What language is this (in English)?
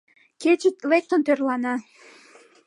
Mari